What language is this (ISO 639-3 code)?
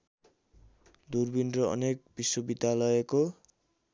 nep